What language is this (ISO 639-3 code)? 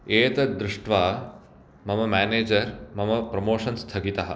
san